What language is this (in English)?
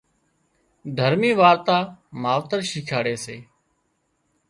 Wadiyara Koli